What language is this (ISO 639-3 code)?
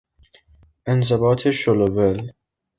fas